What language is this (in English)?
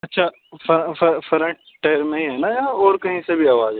Urdu